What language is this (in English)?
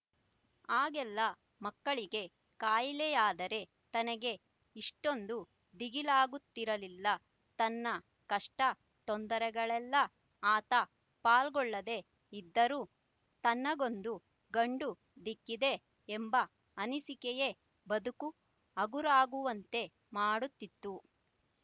Kannada